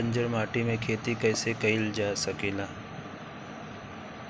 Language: Bhojpuri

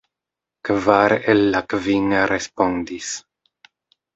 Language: Esperanto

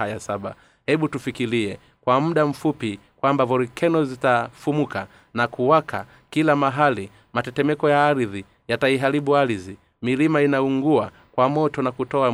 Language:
Swahili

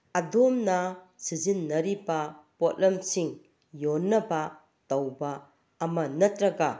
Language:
Manipuri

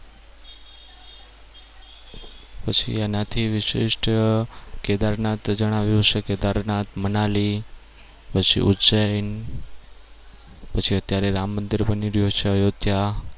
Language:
Gujarati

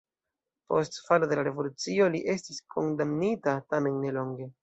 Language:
Esperanto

